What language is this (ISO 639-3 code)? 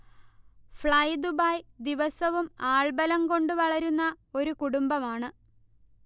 mal